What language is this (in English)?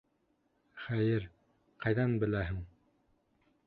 Bashkir